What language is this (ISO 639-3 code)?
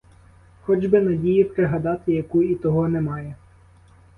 ukr